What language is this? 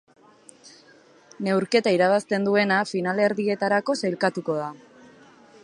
Basque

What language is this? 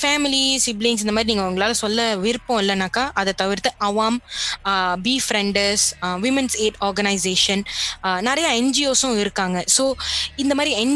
Tamil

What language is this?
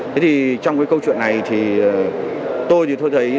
Vietnamese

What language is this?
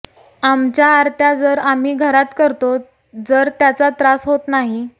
Marathi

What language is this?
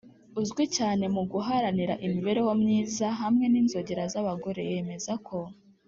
Kinyarwanda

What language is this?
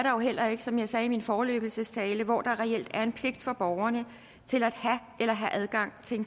Danish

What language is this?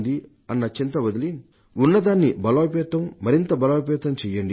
Telugu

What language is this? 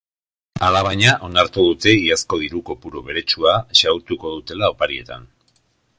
Basque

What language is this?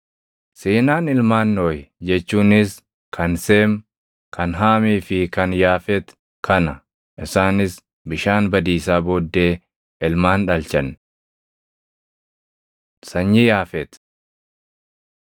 Oromo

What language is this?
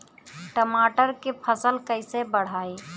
Bhojpuri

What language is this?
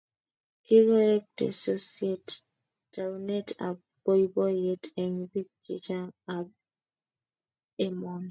Kalenjin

